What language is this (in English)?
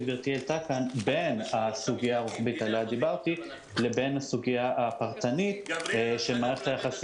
Hebrew